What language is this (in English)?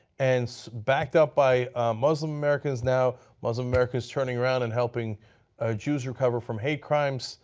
English